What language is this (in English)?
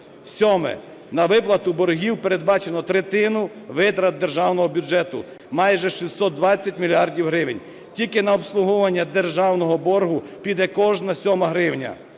Ukrainian